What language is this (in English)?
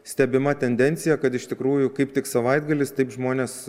Lithuanian